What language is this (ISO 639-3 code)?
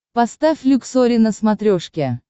rus